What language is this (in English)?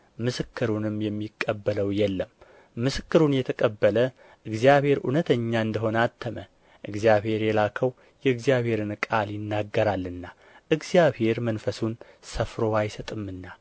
Amharic